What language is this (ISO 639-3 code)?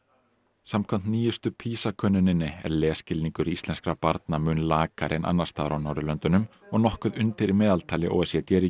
isl